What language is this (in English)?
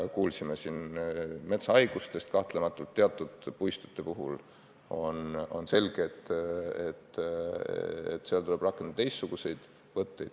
Estonian